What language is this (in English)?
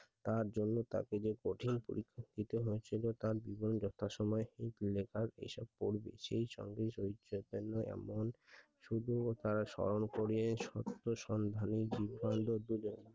Bangla